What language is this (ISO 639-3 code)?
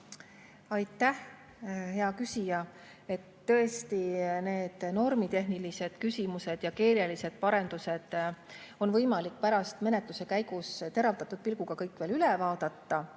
est